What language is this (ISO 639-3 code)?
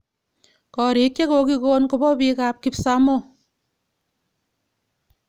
kln